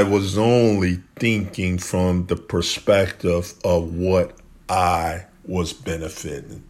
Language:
English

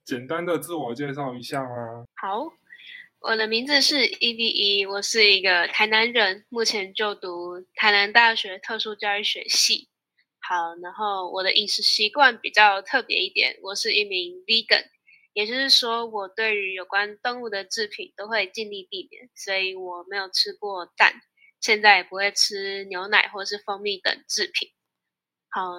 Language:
Chinese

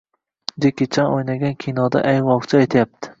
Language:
Uzbek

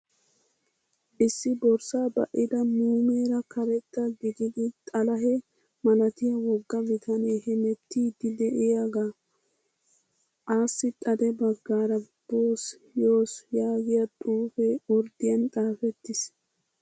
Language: Wolaytta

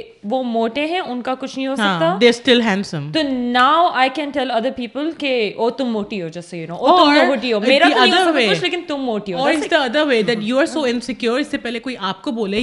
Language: Urdu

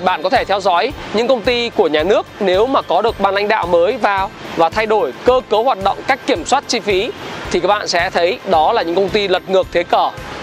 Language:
Vietnamese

